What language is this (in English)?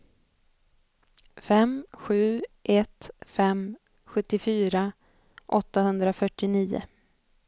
Swedish